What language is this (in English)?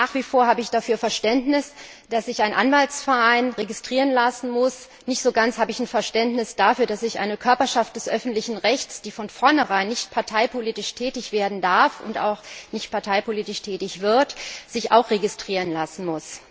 German